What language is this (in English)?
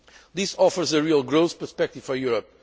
English